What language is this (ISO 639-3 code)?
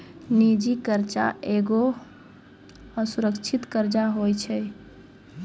mai